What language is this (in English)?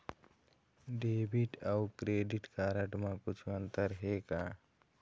Chhattisgarhi